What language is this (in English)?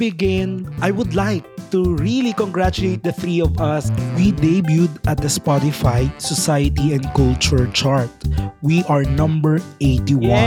Filipino